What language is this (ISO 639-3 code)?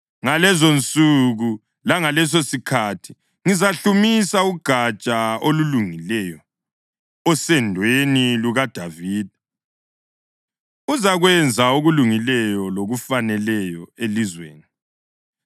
nde